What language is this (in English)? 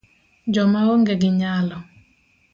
Luo (Kenya and Tanzania)